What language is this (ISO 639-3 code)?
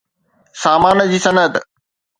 snd